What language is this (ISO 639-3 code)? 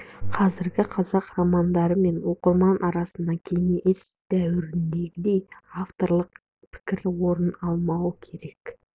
kaz